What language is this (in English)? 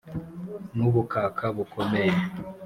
Kinyarwanda